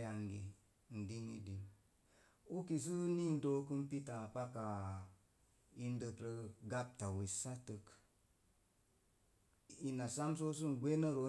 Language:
Mom Jango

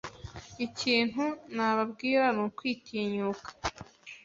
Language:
Kinyarwanda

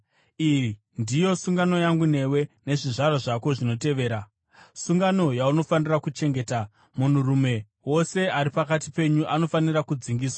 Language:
Shona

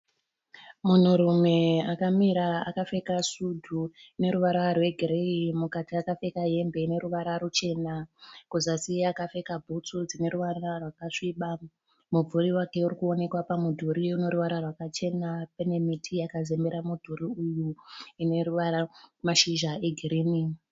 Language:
Shona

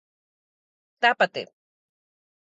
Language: Galician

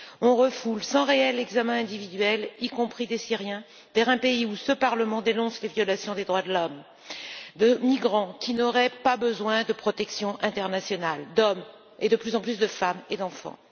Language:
French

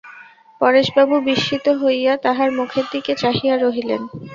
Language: Bangla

